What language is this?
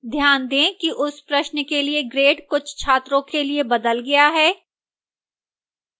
Hindi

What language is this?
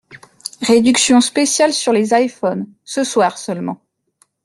French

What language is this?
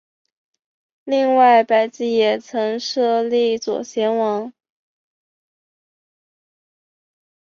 Chinese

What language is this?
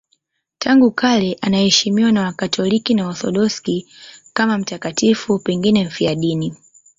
Swahili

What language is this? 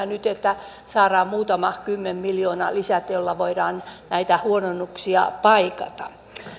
Finnish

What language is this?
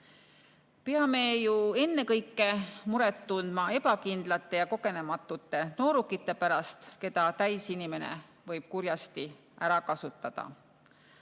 Estonian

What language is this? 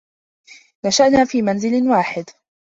Arabic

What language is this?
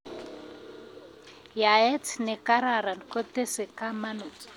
Kalenjin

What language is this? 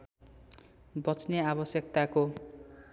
Nepali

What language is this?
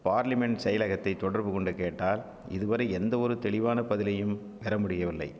Tamil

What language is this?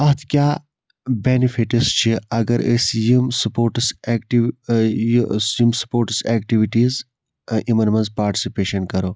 Kashmiri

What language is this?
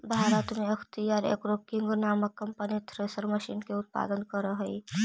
Magahi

